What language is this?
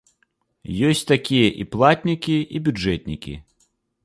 Belarusian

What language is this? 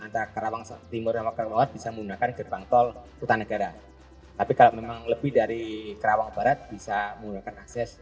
Indonesian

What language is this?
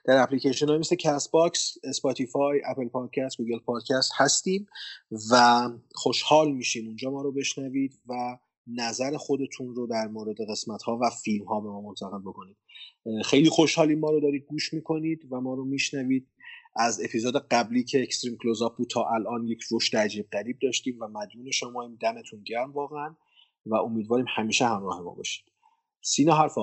Persian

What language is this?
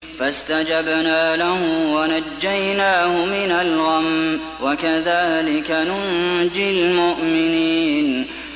Arabic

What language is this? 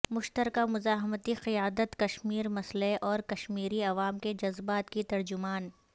Urdu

